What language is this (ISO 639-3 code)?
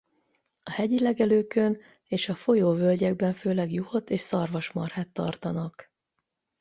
hun